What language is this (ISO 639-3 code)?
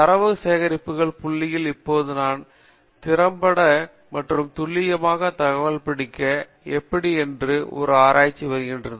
tam